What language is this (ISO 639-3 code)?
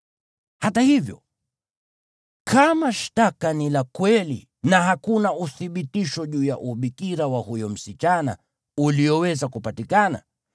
swa